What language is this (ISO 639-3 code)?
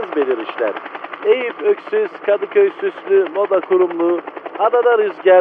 tur